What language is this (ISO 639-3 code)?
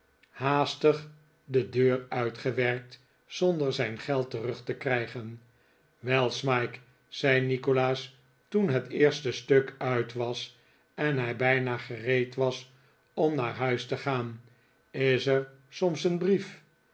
nld